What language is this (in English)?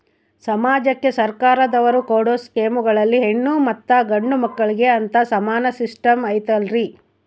Kannada